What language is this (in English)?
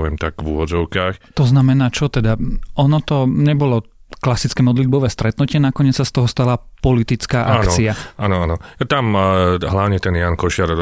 Slovak